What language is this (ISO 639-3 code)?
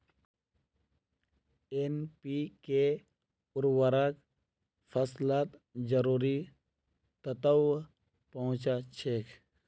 mag